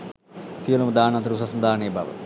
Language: Sinhala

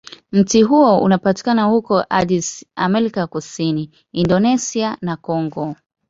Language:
Swahili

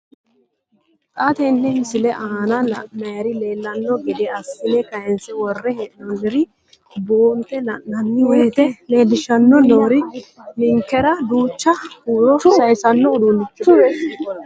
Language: Sidamo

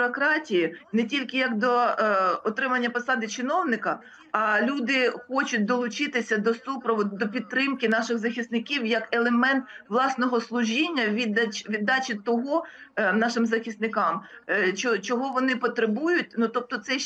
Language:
Ukrainian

